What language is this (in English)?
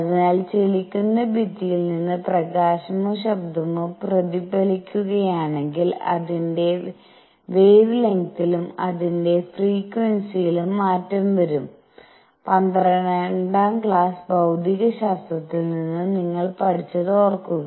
Malayalam